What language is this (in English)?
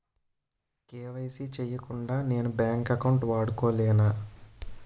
Telugu